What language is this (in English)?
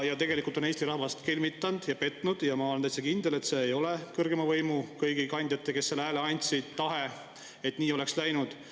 Estonian